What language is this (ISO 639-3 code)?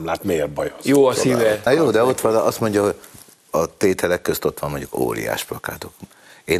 hun